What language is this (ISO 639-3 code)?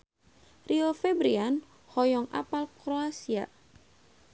sun